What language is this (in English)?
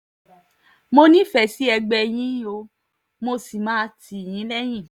Yoruba